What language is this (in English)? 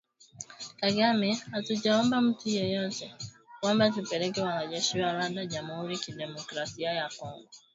Swahili